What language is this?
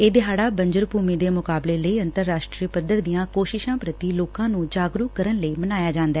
Punjabi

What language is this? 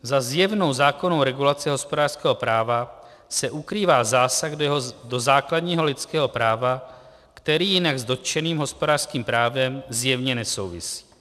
Czech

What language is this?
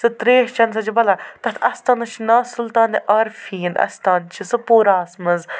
Kashmiri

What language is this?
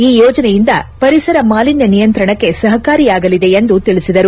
Kannada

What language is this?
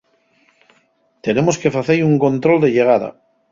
Asturian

